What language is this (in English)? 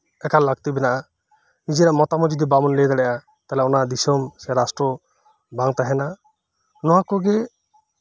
Santali